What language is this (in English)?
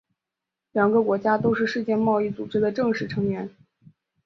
Chinese